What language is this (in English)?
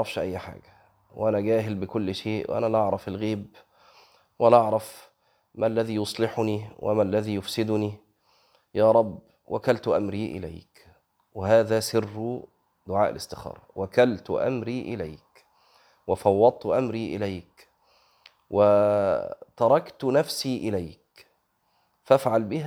Arabic